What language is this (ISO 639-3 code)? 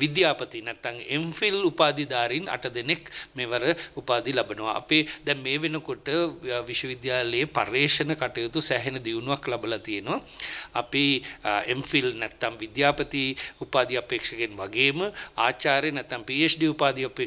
ron